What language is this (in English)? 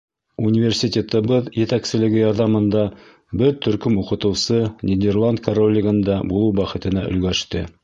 Bashkir